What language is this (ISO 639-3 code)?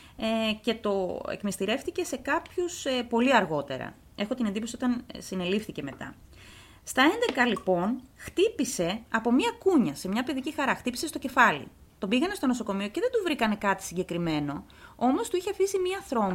ell